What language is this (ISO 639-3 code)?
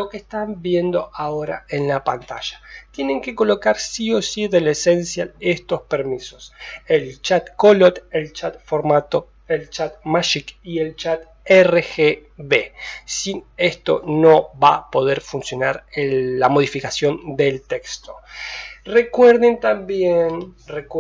spa